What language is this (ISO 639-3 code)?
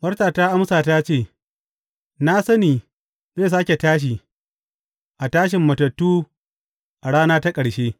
hau